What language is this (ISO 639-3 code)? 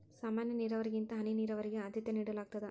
kan